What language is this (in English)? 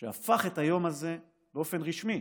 Hebrew